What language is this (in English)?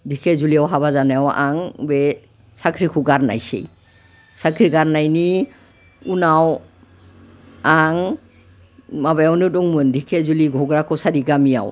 Bodo